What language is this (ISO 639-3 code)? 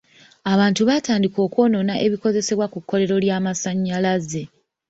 lug